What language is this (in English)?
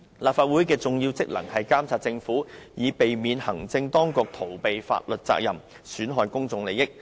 Cantonese